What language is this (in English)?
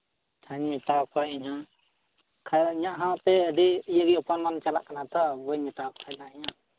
Santali